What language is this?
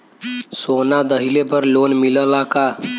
Bhojpuri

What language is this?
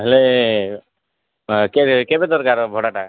Odia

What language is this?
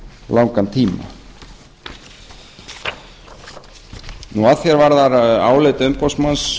Icelandic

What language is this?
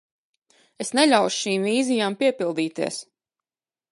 Latvian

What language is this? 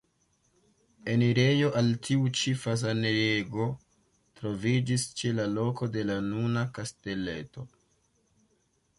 Esperanto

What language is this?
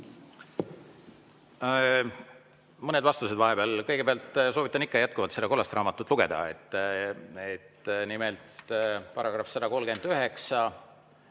Estonian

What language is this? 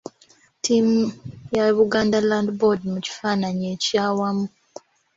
Ganda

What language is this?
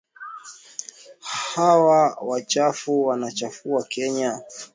Swahili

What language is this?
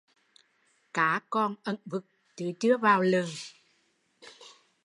Vietnamese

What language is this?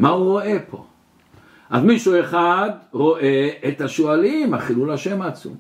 Hebrew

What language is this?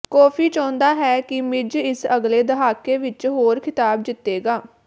Punjabi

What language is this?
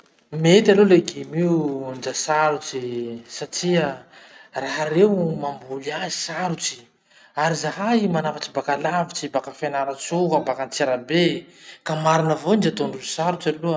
Masikoro Malagasy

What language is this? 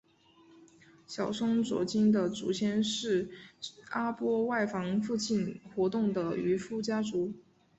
Chinese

